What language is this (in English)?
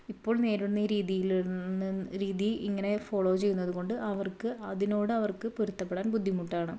Malayalam